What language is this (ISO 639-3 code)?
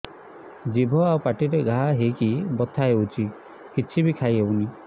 ori